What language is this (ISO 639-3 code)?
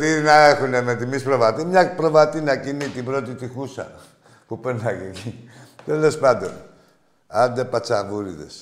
ell